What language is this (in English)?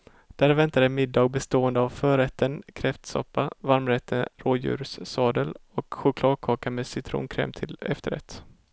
Swedish